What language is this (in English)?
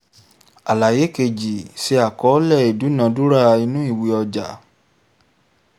Yoruba